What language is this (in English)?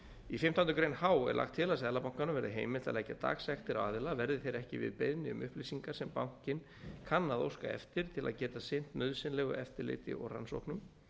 Icelandic